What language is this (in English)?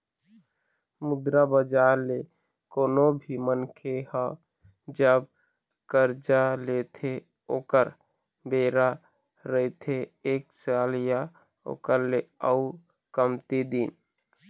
Chhattisgarhi